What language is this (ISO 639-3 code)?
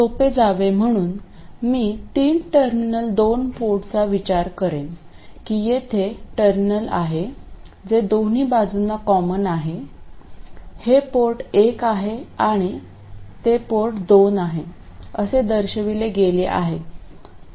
mar